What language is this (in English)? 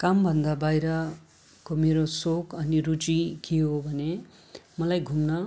Nepali